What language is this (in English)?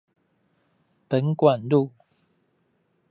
Chinese